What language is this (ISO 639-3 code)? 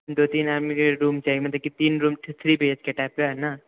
mai